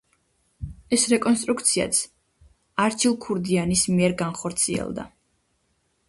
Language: Georgian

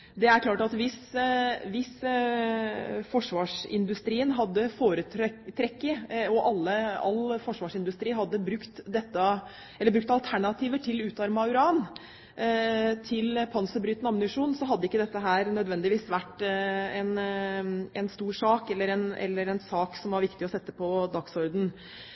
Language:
Norwegian Bokmål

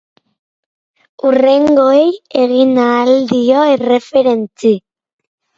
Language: Basque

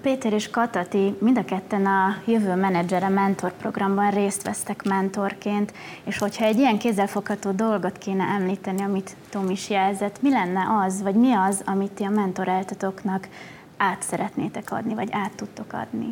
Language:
Hungarian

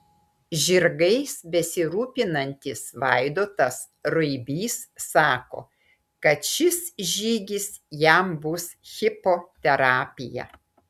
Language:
Lithuanian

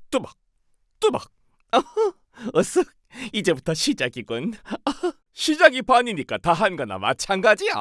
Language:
Korean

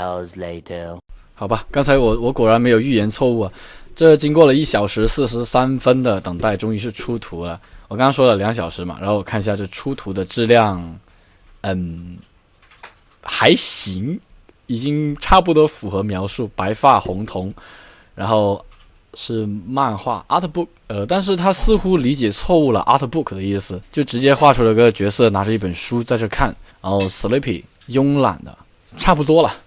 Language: Chinese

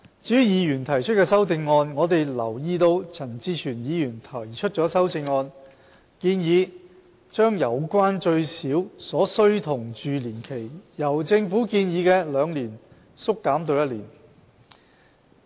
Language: Cantonese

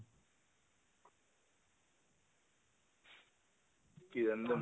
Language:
Assamese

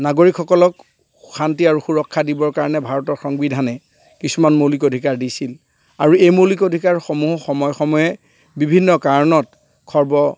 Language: Assamese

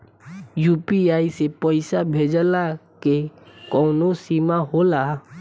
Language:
Bhojpuri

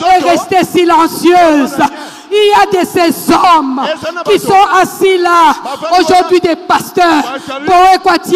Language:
French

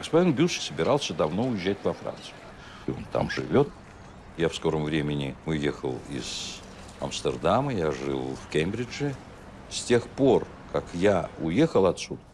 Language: Russian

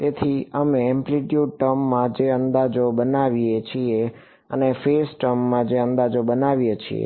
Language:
Gujarati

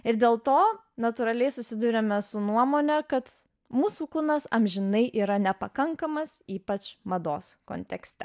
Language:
Lithuanian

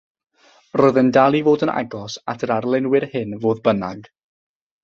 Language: Welsh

